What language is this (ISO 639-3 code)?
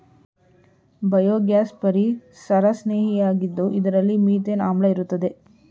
kan